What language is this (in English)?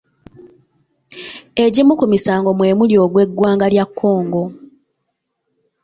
Ganda